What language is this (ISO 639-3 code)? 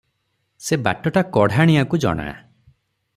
ori